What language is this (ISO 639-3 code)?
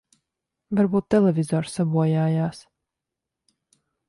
lav